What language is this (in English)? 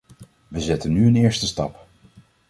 Dutch